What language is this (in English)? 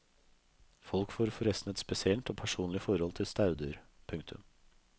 Norwegian